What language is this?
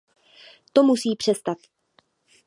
Czech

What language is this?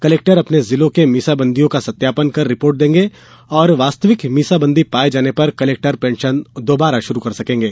Hindi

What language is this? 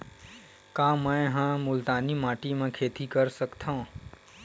Chhattisgarhi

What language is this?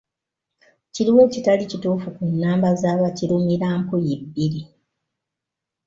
Ganda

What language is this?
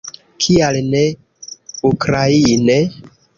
Esperanto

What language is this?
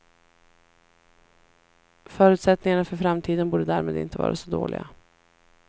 Swedish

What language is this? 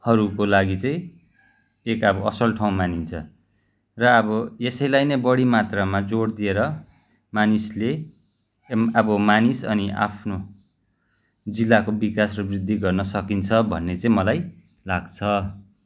Nepali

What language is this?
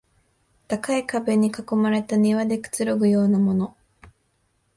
Japanese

